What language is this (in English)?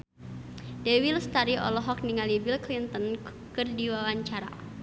Sundanese